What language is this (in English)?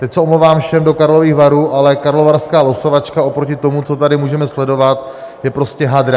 Czech